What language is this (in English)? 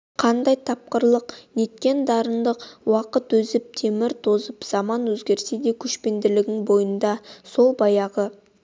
Kazakh